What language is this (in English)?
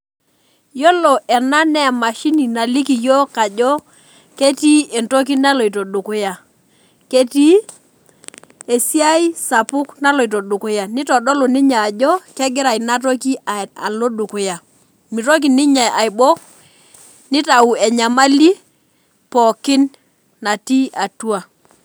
Masai